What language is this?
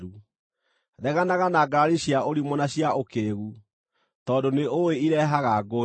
Kikuyu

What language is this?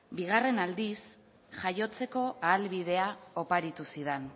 Basque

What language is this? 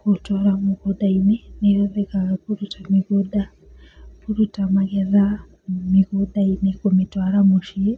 Kikuyu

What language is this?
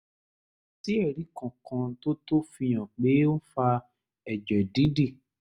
Yoruba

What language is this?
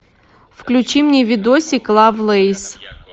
Russian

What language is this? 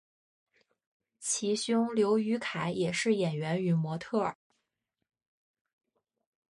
Chinese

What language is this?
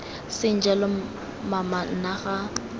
Tswana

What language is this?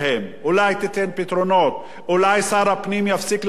Hebrew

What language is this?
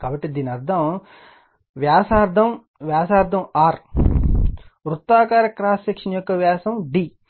Telugu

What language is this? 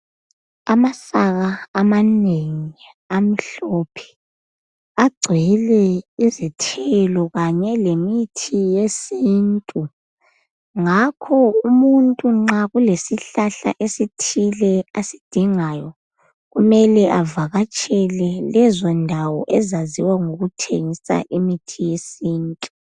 North Ndebele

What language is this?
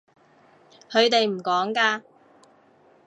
Cantonese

